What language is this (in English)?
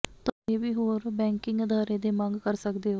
Punjabi